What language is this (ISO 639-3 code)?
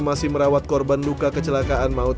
ind